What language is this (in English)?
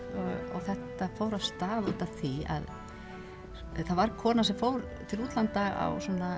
Icelandic